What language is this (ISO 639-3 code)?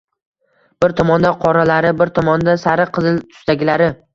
uzb